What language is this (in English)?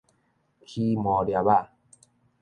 Min Nan Chinese